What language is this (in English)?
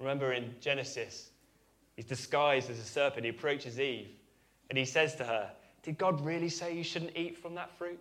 English